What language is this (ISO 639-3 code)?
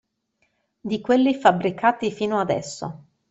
ita